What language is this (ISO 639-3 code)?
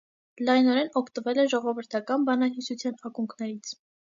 hye